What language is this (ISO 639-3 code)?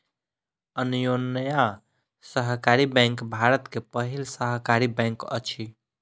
mai